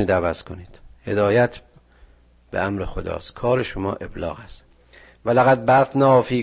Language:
Persian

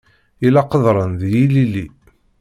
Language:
Kabyle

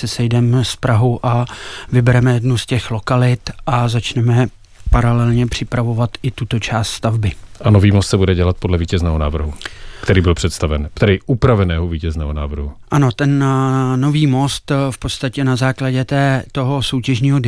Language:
Czech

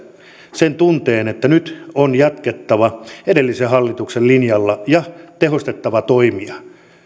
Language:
Finnish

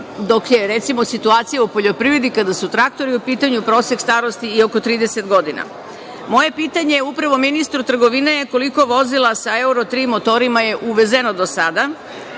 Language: Serbian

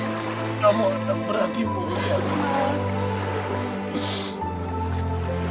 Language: Indonesian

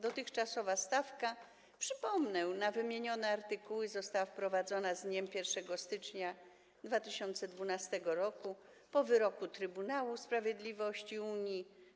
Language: Polish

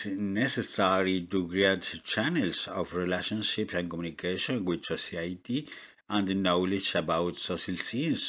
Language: English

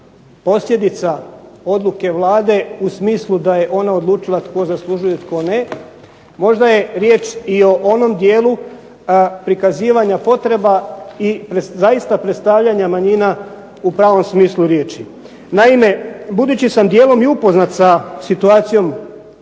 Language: Croatian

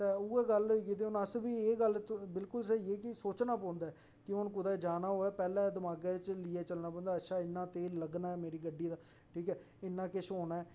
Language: Dogri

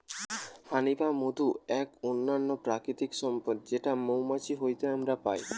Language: Bangla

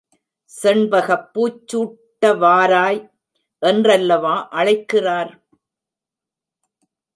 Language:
Tamil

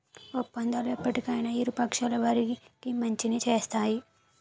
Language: Telugu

